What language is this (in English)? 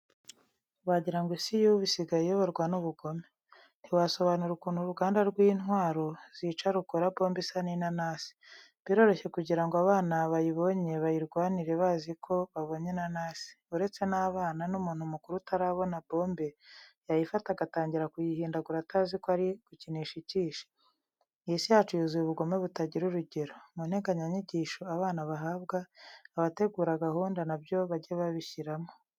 Kinyarwanda